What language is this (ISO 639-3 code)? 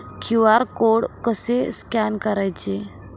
mar